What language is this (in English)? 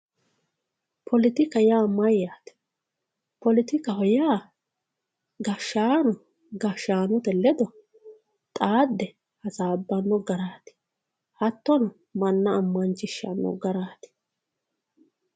Sidamo